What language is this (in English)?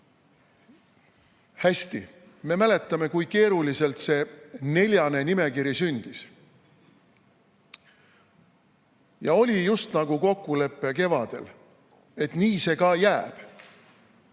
Estonian